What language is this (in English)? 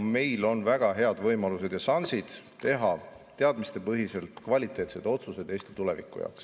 Estonian